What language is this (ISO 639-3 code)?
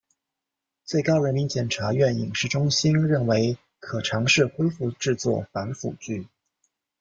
zho